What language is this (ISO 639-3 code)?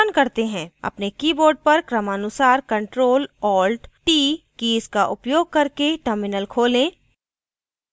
hin